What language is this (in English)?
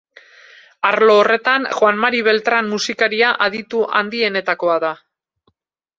Basque